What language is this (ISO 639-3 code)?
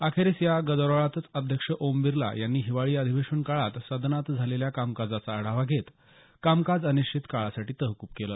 mar